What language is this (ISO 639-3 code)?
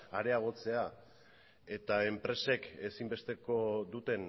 eus